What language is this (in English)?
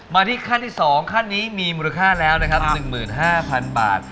Thai